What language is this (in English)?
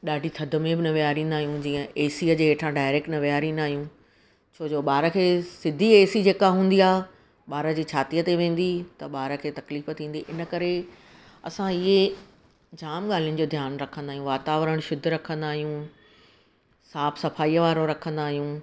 Sindhi